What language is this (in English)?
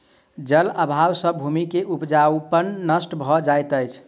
Maithili